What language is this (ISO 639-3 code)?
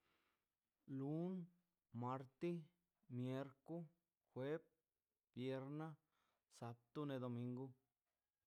zpy